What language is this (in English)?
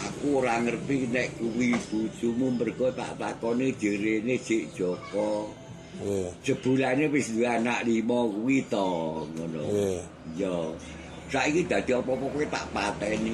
Indonesian